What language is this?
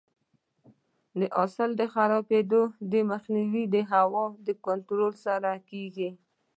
Pashto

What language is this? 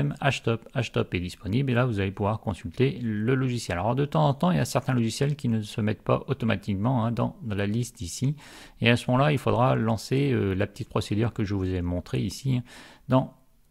French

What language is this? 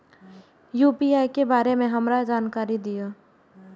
Maithili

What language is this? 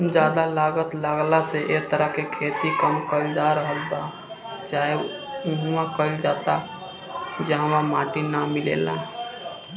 Bhojpuri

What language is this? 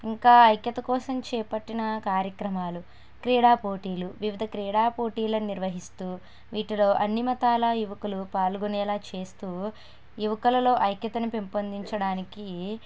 Telugu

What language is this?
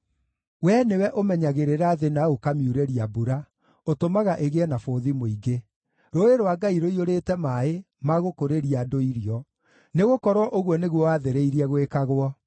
Kikuyu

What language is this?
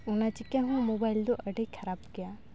Santali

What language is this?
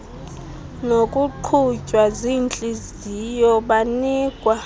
Xhosa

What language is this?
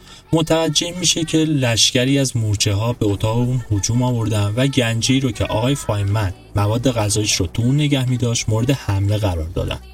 Persian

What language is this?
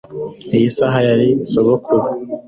Kinyarwanda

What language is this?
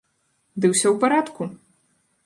Belarusian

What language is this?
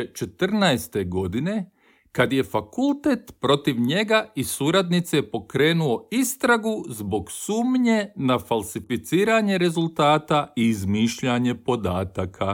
Croatian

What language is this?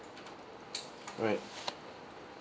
English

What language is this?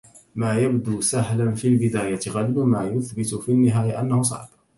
Arabic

